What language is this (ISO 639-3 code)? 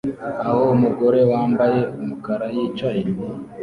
kin